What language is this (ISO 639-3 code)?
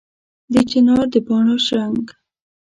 pus